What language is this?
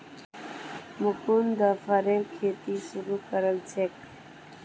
Magahi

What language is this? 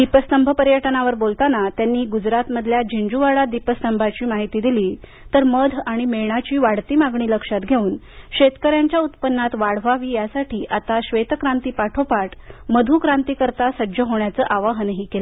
Marathi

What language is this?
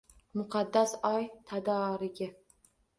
Uzbek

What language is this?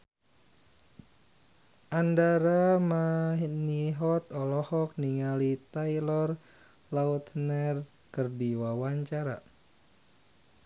Sundanese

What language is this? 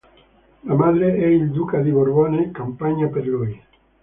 Italian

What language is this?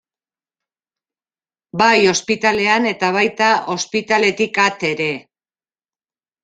Basque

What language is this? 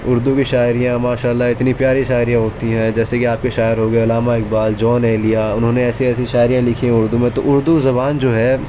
Urdu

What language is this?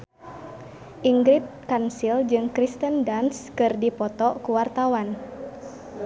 Sundanese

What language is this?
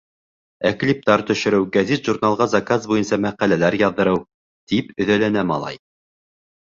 Bashkir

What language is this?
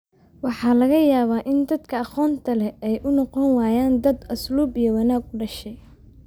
Somali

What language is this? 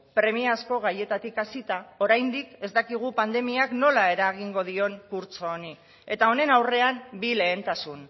Basque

